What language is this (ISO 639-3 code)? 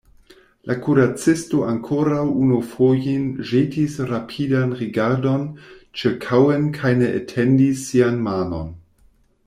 epo